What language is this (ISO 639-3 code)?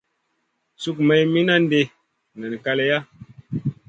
mcn